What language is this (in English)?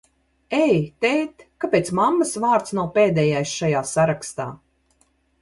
Latvian